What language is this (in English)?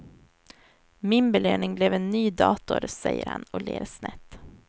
Swedish